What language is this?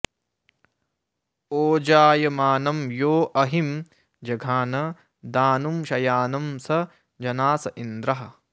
Sanskrit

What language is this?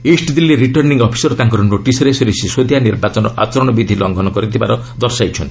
Odia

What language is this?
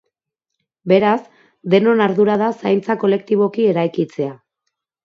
Basque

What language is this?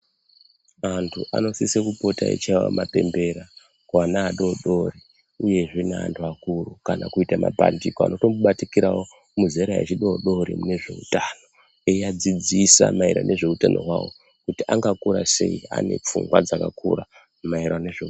Ndau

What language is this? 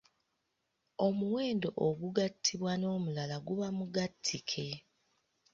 Ganda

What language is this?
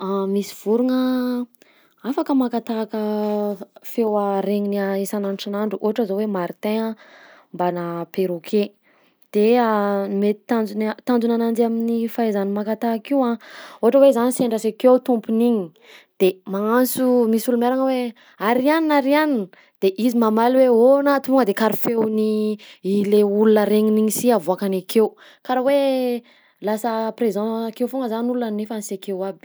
Southern Betsimisaraka Malagasy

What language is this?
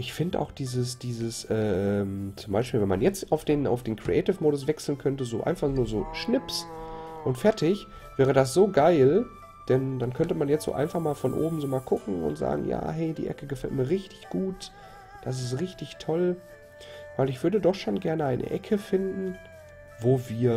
German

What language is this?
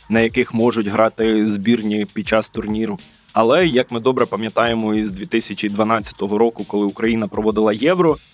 Ukrainian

